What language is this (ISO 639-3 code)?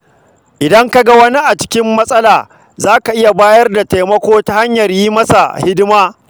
hau